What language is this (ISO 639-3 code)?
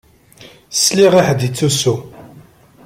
kab